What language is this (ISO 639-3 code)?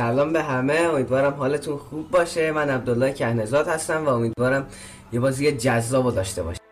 fas